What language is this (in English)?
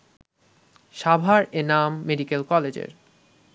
Bangla